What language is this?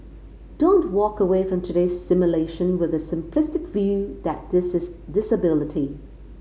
English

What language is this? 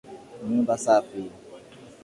Swahili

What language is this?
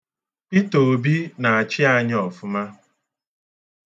Igbo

